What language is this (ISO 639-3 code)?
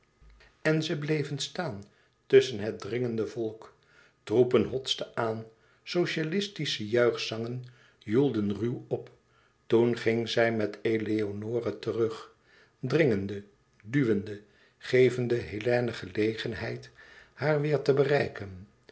nld